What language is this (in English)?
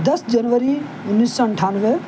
Urdu